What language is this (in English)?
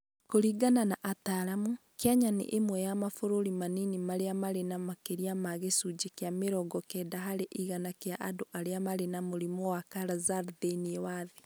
Kikuyu